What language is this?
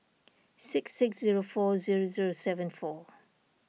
English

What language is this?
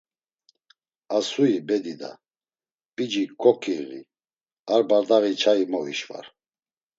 Laz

